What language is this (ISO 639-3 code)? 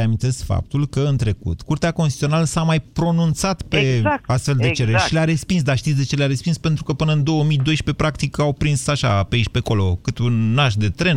ron